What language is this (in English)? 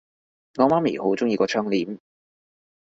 Cantonese